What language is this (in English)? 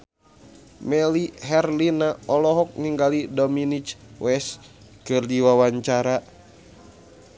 Sundanese